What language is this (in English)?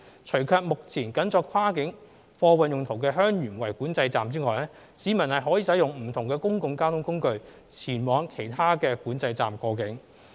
Cantonese